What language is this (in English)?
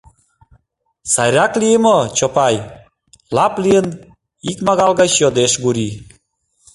Mari